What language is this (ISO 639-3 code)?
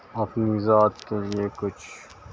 urd